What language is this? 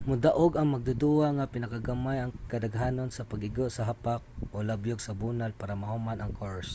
Cebuano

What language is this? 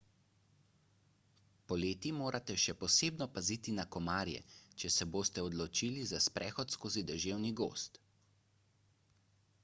Slovenian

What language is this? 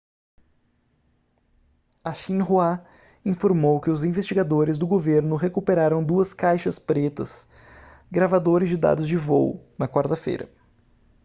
Portuguese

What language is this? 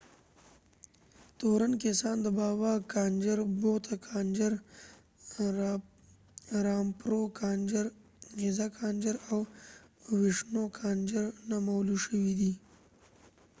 Pashto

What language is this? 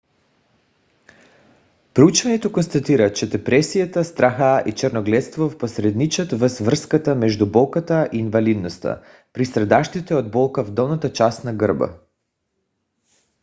Bulgarian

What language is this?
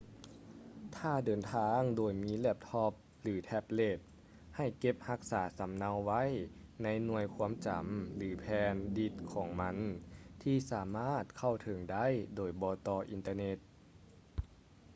Lao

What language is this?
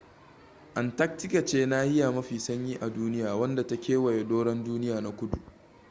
Hausa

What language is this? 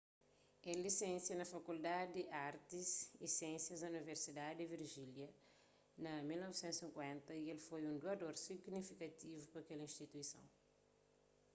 Kabuverdianu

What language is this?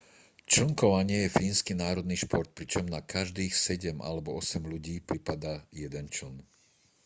Slovak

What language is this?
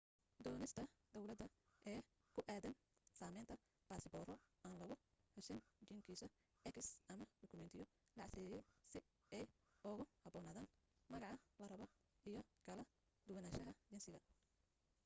Somali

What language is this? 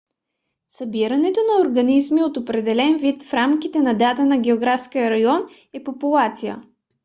Bulgarian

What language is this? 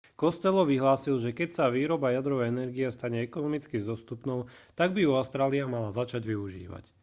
Slovak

